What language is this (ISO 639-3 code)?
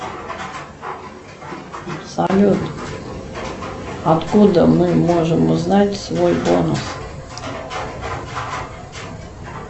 rus